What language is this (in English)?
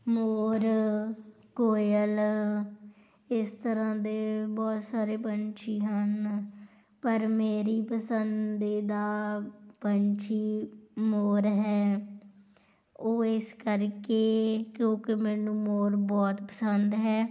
Punjabi